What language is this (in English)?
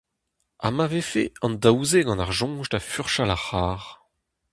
Breton